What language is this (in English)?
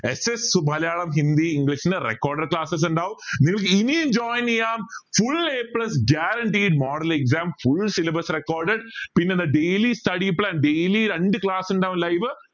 Malayalam